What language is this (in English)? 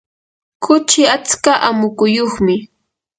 Yanahuanca Pasco Quechua